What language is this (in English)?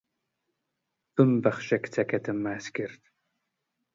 Central Kurdish